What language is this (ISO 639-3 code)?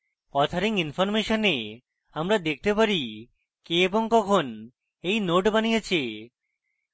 ben